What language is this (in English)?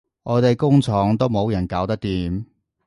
Cantonese